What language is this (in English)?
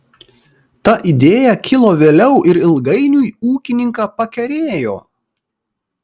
Lithuanian